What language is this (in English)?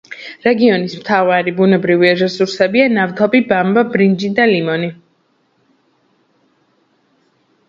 Georgian